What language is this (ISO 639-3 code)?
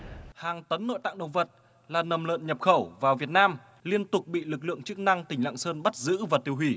vie